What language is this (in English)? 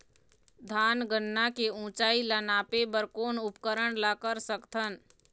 Chhattisgarhi